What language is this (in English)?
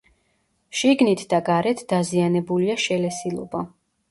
Georgian